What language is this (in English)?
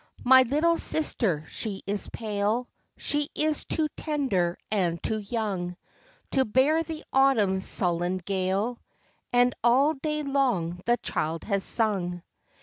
English